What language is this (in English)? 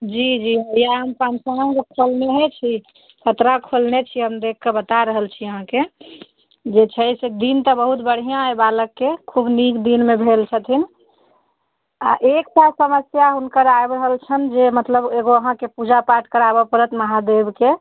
Maithili